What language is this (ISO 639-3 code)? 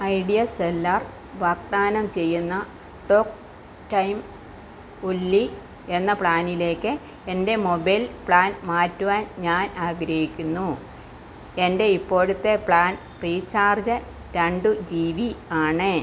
mal